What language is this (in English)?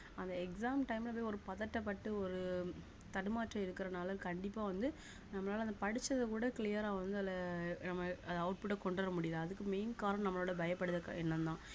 Tamil